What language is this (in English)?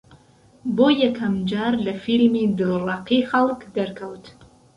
Central Kurdish